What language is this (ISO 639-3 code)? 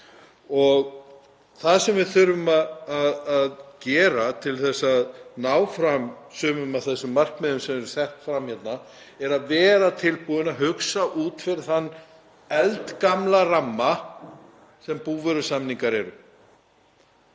isl